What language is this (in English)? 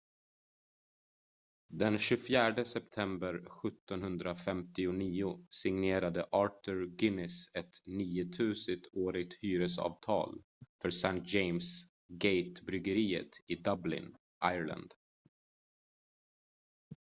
Swedish